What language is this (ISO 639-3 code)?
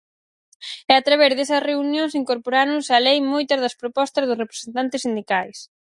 glg